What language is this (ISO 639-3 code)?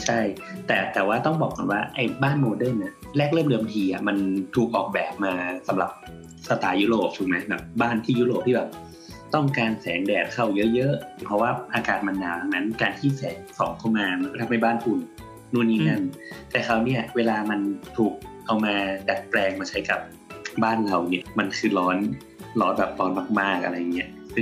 tha